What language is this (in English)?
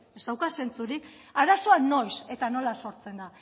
Basque